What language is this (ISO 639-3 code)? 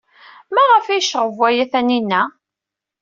kab